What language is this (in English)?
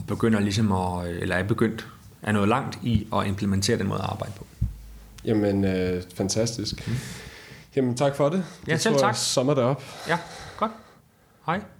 Danish